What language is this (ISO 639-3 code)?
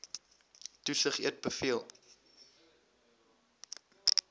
afr